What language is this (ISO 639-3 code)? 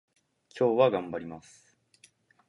jpn